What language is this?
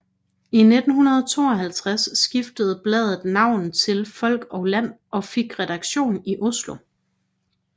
Danish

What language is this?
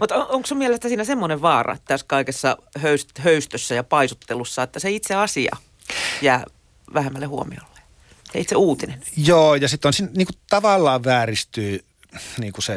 Finnish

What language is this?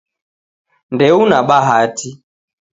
Taita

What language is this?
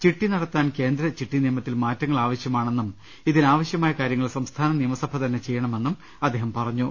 Malayalam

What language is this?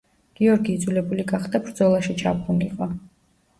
Georgian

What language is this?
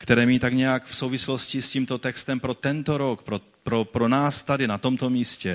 Czech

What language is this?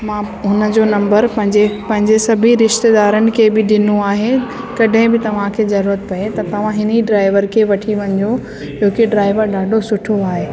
Sindhi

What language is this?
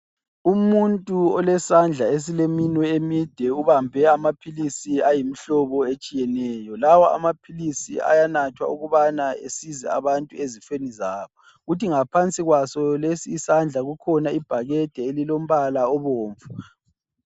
North Ndebele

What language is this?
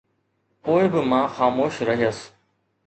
Sindhi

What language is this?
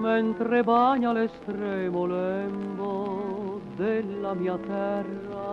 Italian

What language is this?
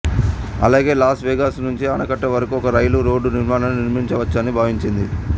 Telugu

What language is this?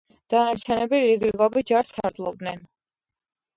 Georgian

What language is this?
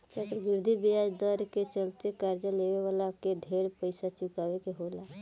Bhojpuri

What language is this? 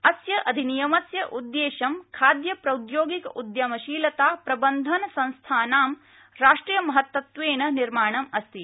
Sanskrit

